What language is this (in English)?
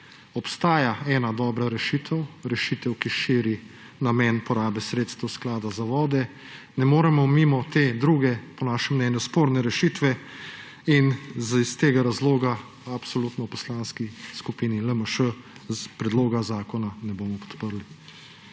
Slovenian